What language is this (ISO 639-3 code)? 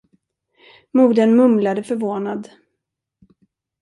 swe